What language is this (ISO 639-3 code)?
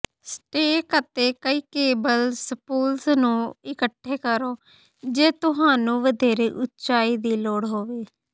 pan